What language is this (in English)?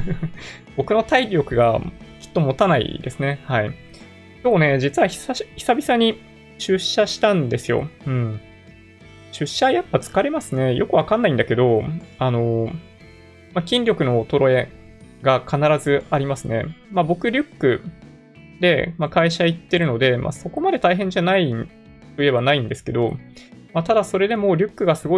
Japanese